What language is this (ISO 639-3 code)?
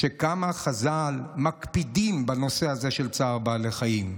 heb